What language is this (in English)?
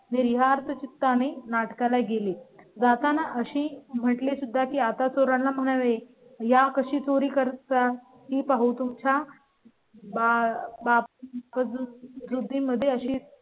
Marathi